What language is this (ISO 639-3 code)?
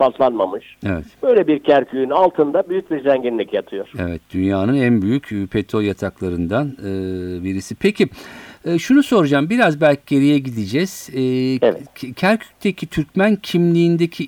tur